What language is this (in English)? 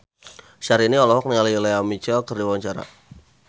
Sundanese